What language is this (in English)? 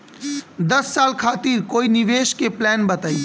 Bhojpuri